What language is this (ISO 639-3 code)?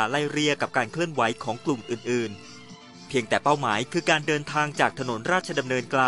tha